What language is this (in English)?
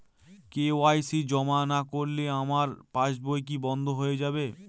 Bangla